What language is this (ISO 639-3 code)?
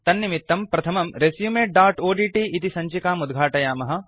san